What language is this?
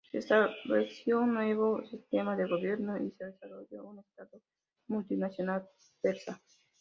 Spanish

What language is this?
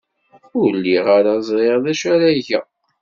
Kabyle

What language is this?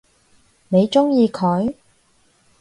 Cantonese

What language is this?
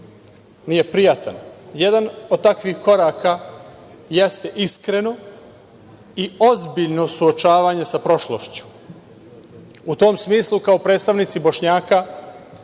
Serbian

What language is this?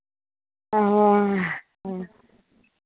Maithili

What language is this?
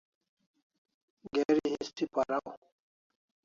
Kalasha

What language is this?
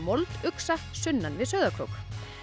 Icelandic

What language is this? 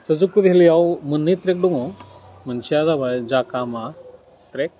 Bodo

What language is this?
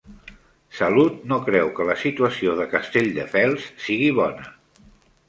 Catalan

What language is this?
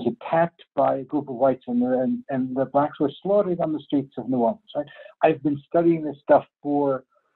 English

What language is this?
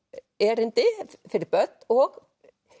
Icelandic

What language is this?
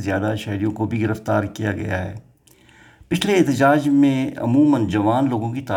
Urdu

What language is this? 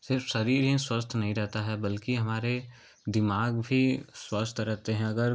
Hindi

